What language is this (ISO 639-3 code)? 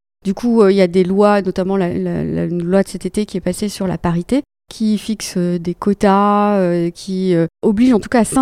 fra